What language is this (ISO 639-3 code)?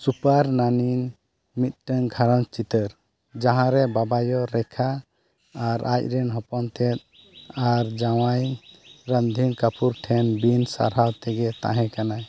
sat